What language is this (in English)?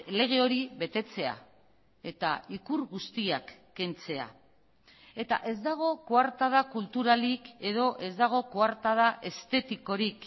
Basque